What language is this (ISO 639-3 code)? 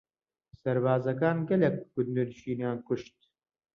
ckb